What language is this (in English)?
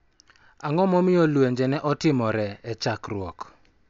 Luo (Kenya and Tanzania)